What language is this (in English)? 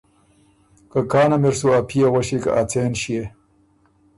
Ormuri